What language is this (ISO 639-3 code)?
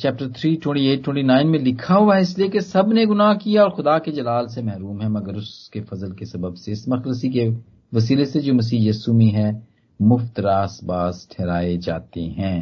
hin